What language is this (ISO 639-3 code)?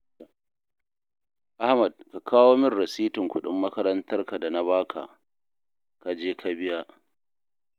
hau